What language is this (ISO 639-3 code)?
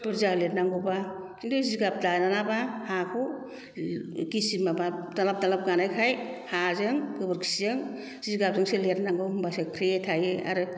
brx